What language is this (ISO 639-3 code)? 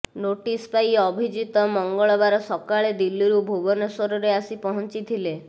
ori